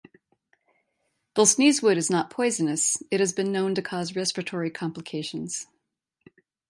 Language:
English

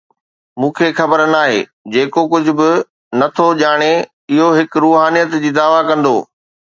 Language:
Sindhi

